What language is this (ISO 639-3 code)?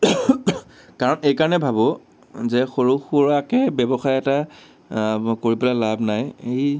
asm